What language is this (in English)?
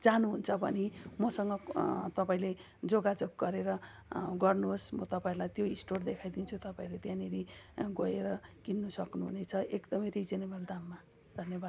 Nepali